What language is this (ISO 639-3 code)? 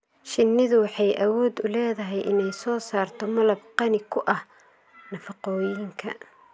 som